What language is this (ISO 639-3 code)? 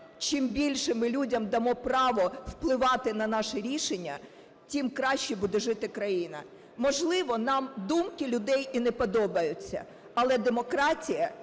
ukr